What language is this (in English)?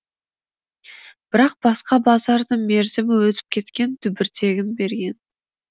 Kazakh